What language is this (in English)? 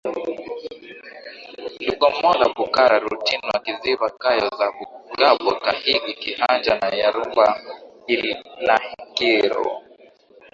Swahili